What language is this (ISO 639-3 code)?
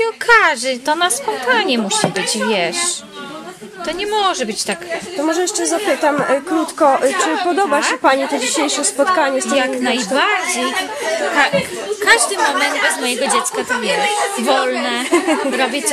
pol